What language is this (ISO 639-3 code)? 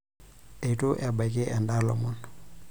mas